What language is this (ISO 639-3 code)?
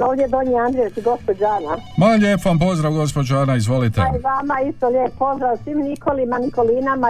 hrv